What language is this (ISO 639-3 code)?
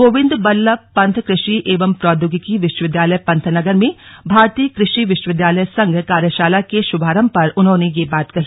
hin